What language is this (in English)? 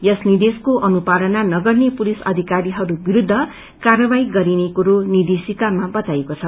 Nepali